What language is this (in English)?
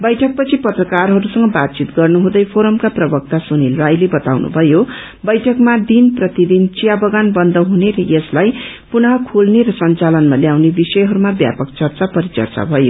Nepali